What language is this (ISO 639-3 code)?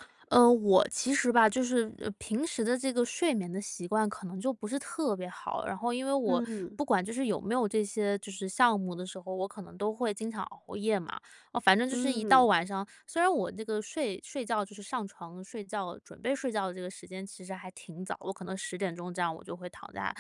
zho